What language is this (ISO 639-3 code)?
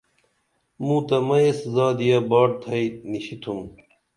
dml